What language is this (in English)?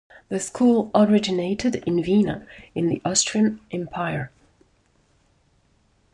English